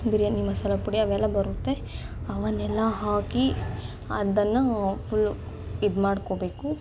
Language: Kannada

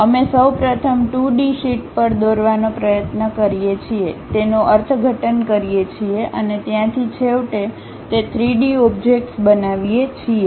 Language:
Gujarati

